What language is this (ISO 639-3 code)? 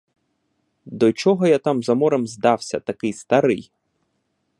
ukr